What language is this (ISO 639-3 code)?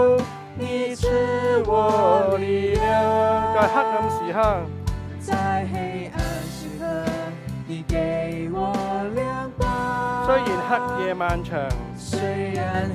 zho